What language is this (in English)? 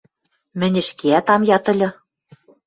Western Mari